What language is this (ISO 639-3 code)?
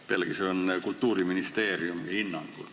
est